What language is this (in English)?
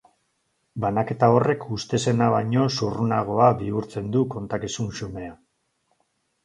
Basque